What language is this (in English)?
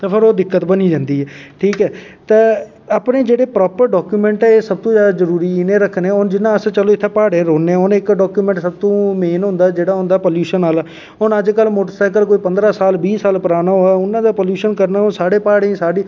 Dogri